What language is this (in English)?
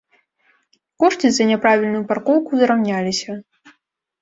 Belarusian